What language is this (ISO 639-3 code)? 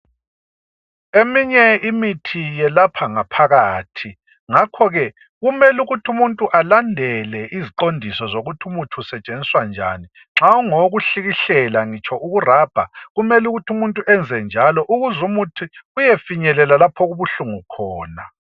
nde